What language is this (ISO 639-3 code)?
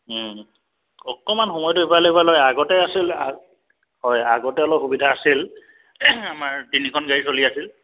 asm